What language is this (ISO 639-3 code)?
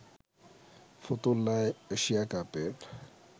ben